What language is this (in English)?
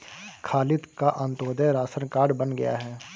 Hindi